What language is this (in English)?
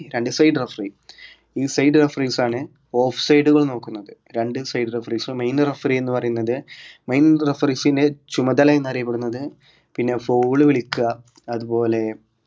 Malayalam